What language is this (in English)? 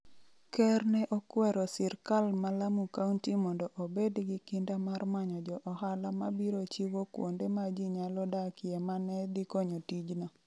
Luo (Kenya and Tanzania)